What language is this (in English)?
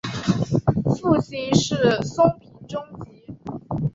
Chinese